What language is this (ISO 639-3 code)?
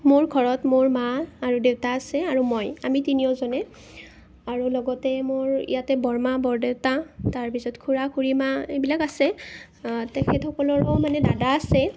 asm